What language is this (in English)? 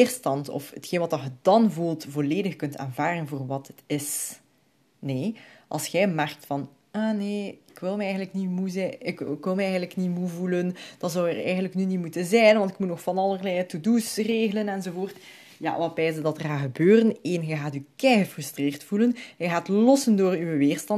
Dutch